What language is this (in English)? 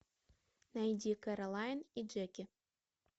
Russian